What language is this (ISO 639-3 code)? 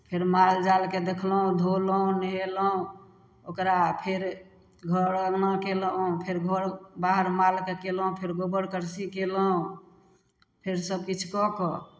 mai